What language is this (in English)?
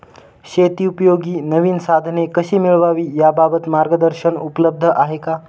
Marathi